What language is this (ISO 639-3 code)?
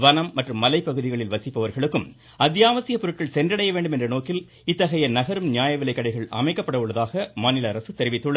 tam